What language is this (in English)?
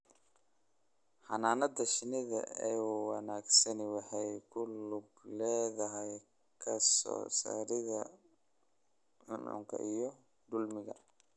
Somali